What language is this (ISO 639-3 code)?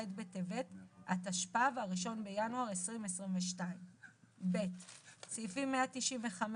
heb